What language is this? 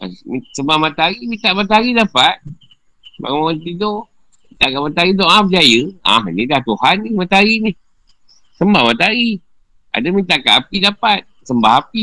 Malay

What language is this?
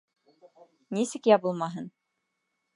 Bashkir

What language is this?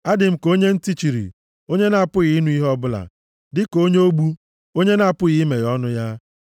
Igbo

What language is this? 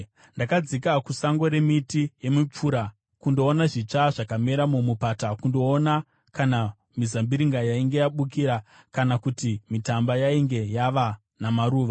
Shona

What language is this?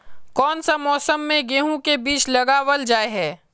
Magahi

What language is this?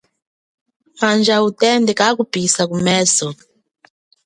Chokwe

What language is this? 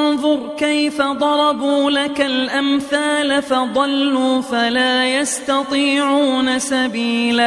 Arabic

